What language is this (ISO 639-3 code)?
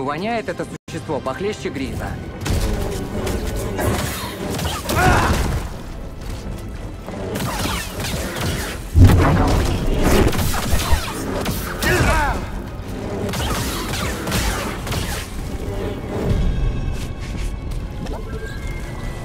rus